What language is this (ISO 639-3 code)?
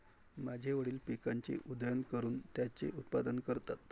mar